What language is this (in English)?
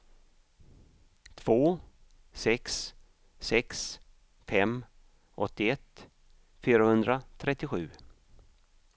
Swedish